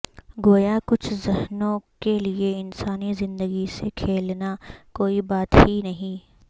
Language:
Urdu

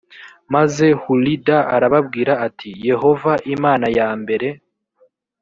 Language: Kinyarwanda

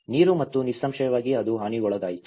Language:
Kannada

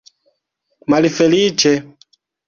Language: Esperanto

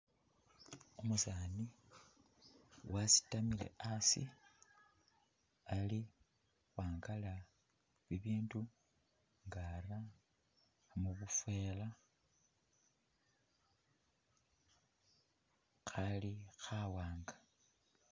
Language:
Masaaba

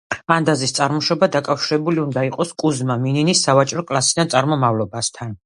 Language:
Georgian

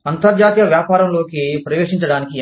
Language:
Telugu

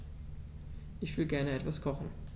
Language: German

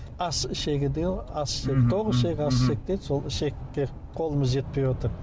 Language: Kazakh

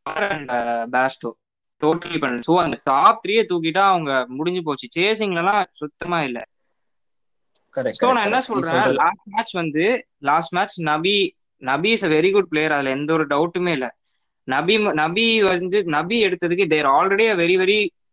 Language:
Tamil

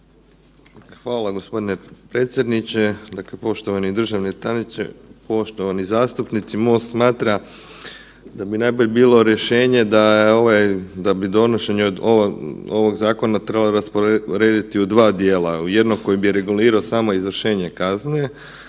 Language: Croatian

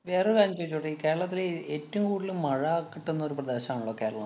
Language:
Malayalam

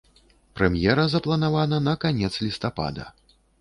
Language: Belarusian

